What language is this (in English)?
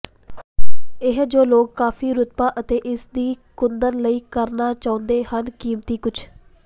Punjabi